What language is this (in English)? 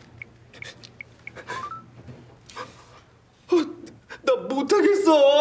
Korean